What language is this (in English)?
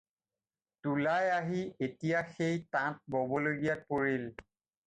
Assamese